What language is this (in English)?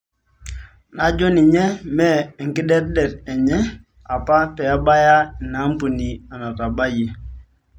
Masai